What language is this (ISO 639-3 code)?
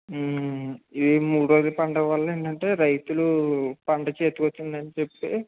tel